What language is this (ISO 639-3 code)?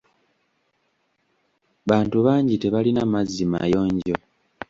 lug